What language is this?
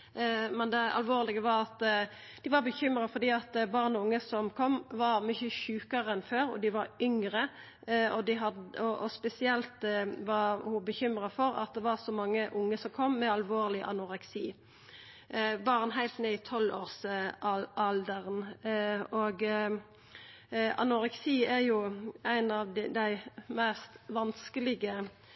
Norwegian Nynorsk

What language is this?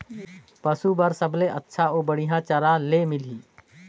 Chhattisgarhi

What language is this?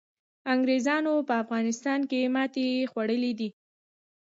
Pashto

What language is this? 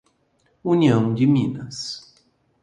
Portuguese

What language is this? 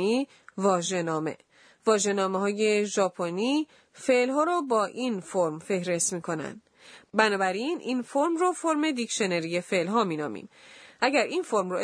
Persian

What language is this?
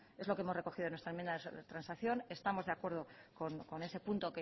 Spanish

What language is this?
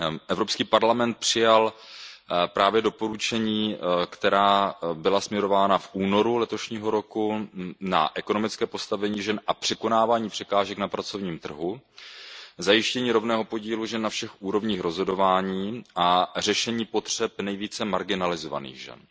Czech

